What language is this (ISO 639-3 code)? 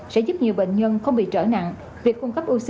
vie